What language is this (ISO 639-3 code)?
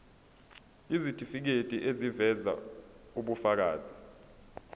zul